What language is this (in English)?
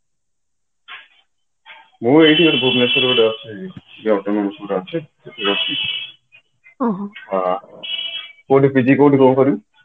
Odia